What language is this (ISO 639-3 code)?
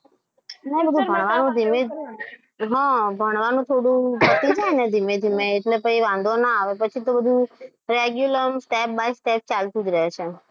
guj